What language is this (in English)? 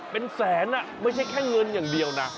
Thai